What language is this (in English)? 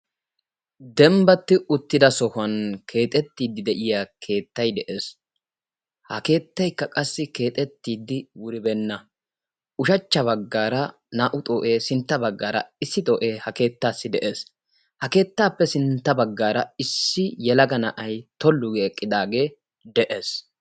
Wolaytta